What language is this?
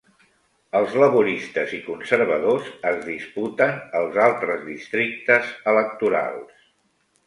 Catalan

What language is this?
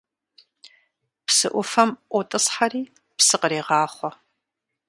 Kabardian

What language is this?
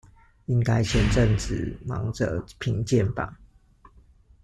Chinese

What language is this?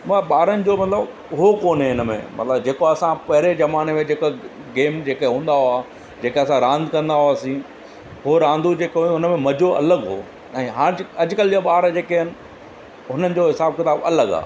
Sindhi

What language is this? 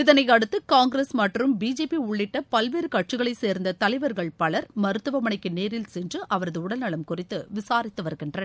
Tamil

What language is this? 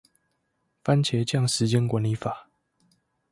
Chinese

